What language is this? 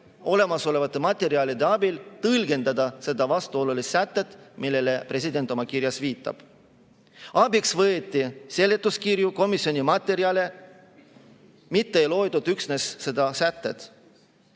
Estonian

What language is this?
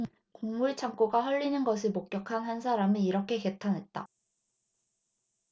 Korean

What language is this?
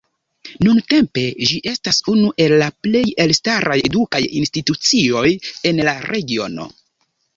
Esperanto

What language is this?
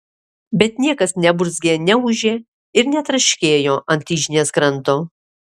Lithuanian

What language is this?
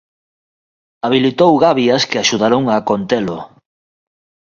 Galician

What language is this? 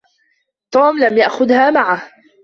Arabic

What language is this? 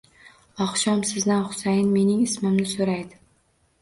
Uzbek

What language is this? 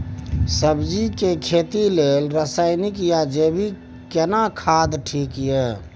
Maithili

